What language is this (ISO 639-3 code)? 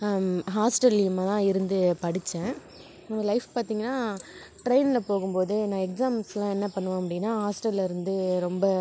tam